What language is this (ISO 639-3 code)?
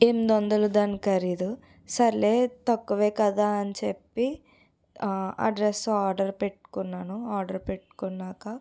tel